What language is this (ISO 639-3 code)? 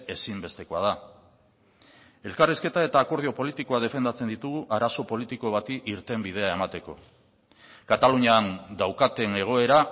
eus